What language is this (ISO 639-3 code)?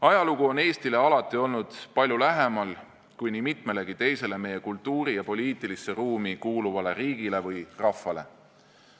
est